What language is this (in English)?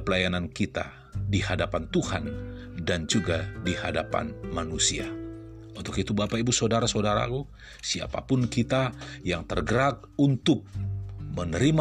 Indonesian